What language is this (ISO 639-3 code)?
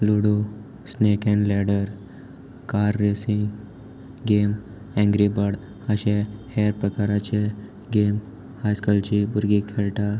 kok